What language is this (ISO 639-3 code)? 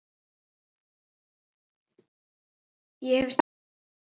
isl